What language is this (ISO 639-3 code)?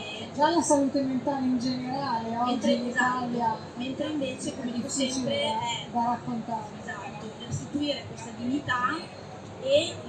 ita